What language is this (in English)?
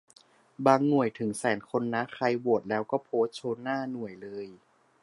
Thai